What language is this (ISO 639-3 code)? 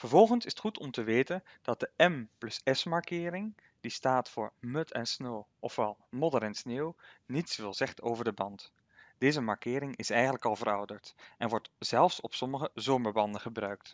nld